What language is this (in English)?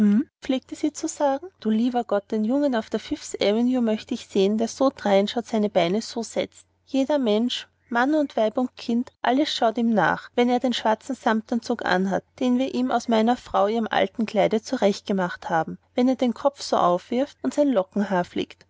German